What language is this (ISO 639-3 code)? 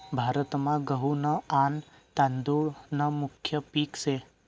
mar